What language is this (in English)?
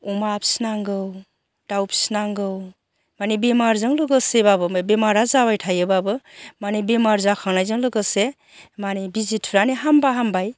Bodo